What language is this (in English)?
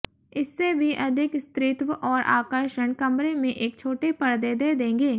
Hindi